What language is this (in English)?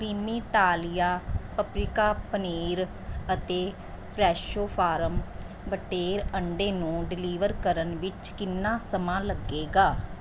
Punjabi